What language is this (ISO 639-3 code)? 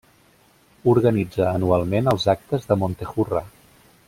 cat